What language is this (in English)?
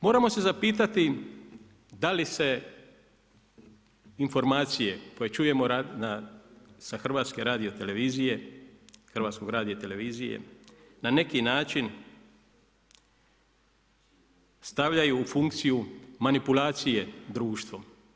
Croatian